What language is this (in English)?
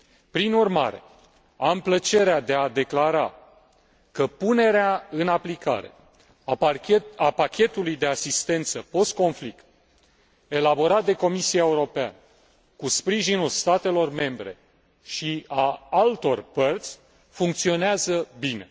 Romanian